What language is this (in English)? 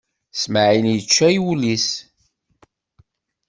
Kabyle